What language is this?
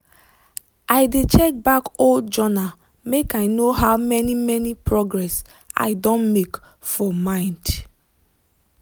Nigerian Pidgin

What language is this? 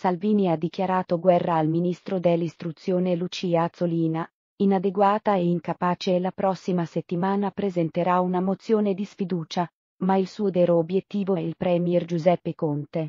Italian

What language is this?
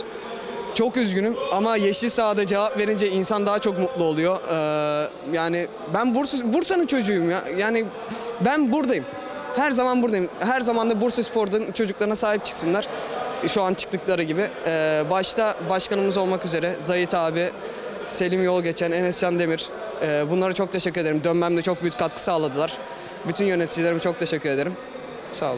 Turkish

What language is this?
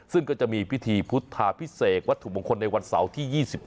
Thai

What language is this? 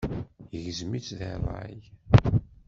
Kabyle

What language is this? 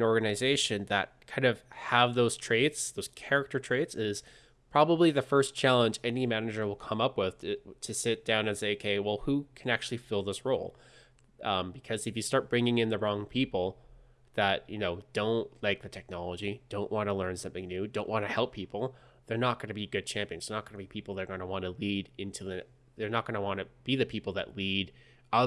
English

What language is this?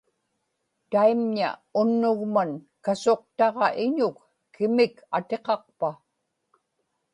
Inupiaq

